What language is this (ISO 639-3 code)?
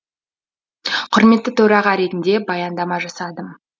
kaz